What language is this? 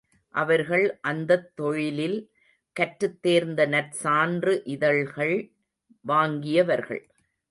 Tamil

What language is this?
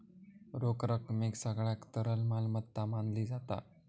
Marathi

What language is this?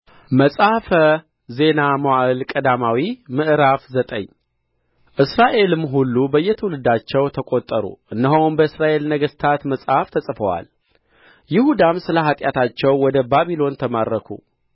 Amharic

